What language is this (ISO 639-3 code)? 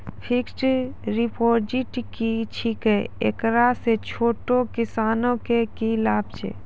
mai